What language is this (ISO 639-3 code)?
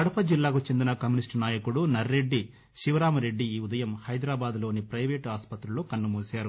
tel